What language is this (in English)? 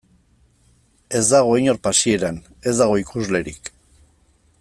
Basque